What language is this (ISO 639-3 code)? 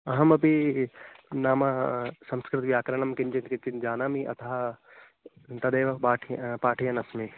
san